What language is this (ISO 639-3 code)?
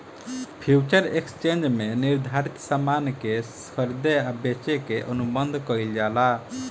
bho